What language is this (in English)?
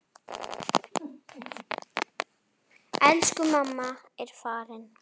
Icelandic